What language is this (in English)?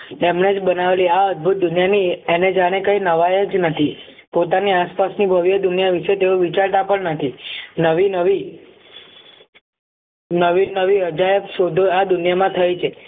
Gujarati